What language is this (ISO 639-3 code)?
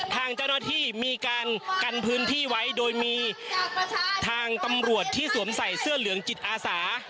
tha